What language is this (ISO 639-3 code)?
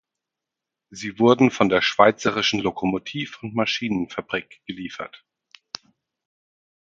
deu